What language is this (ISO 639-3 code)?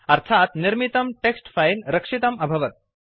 san